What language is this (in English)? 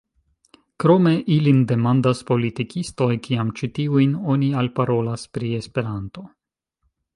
Esperanto